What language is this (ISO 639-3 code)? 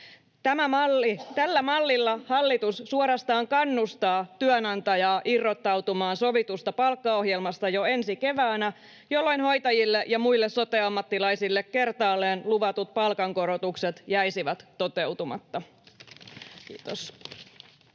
fin